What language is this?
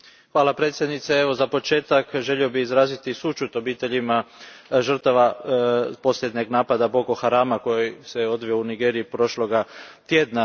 Croatian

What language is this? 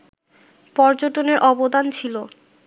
Bangla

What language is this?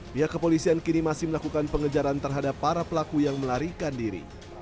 Indonesian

